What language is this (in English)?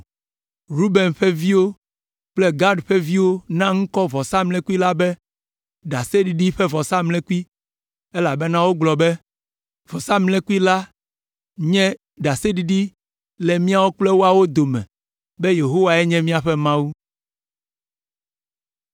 Ewe